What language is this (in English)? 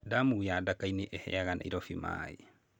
Kikuyu